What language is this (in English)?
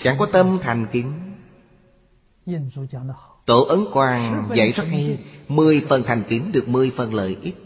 Vietnamese